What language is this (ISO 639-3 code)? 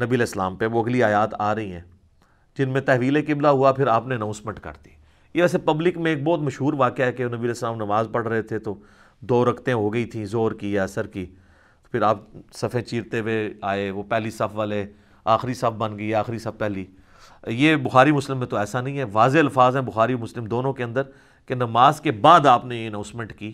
urd